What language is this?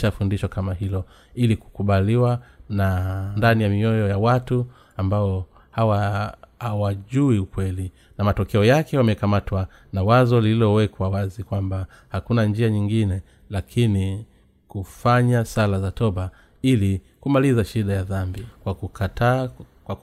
Swahili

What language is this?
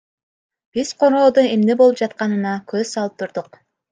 Kyrgyz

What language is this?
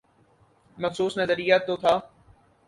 Urdu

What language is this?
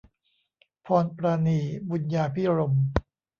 Thai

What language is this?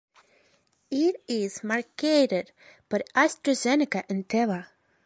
English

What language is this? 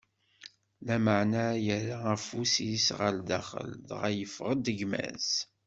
Kabyle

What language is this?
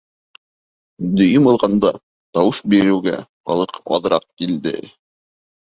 Bashkir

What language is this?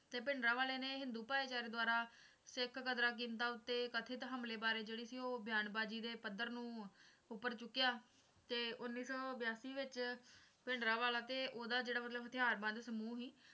Punjabi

